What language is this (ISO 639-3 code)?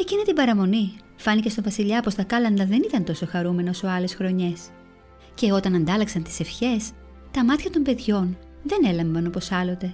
ell